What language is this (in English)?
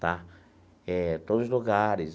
Portuguese